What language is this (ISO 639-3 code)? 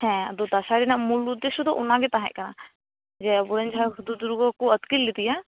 sat